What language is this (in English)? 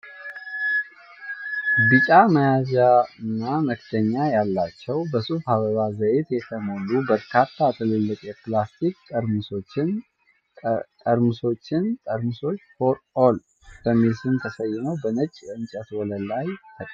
Amharic